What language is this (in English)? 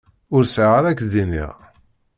Kabyle